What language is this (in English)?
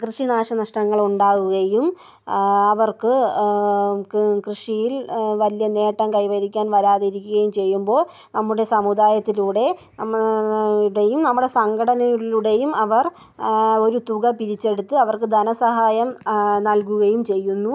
Malayalam